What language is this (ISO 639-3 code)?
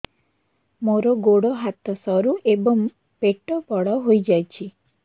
ori